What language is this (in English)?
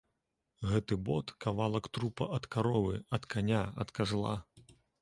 Belarusian